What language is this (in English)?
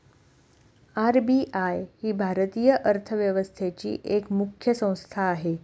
Marathi